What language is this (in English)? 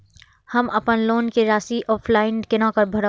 Maithili